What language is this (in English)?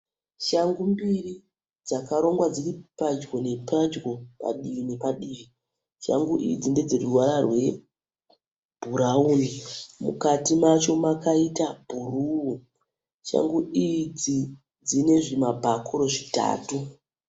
Shona